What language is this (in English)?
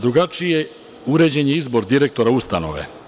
Serbian